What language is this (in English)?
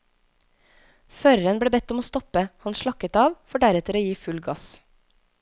Norwegian